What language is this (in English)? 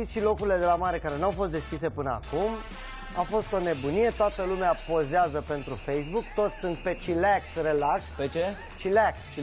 Romanian